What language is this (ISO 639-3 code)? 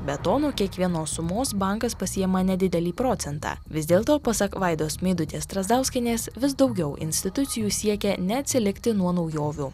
lit